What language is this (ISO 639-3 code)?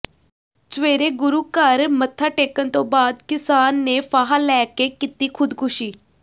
pan